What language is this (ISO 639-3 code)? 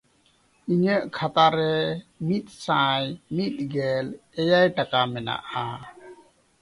sat